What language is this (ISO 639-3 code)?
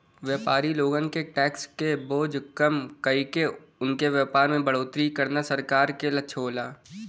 bho